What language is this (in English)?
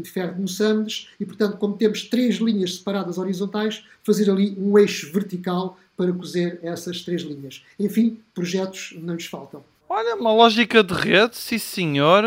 Portuguese